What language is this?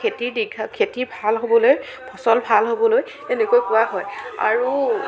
Assamese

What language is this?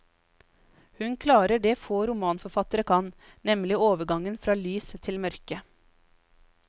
Norwegian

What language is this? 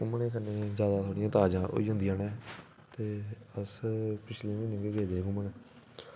Dogri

